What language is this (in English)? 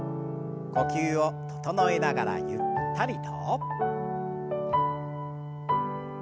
Japanese